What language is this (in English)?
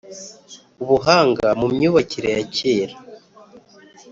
Kinyarwanda